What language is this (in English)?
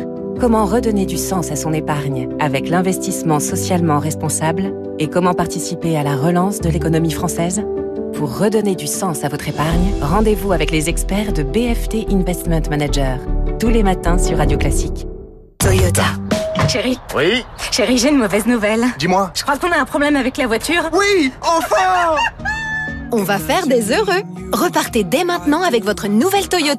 French